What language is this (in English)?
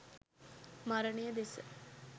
Sinhala